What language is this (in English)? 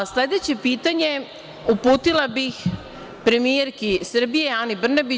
Serbian